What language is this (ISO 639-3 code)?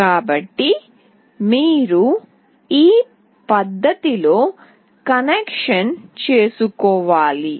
tel